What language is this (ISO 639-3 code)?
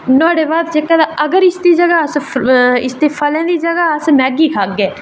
doi